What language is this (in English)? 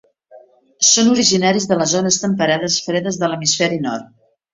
Catalan